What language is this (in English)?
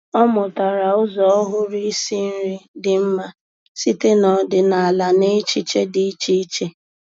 Igbo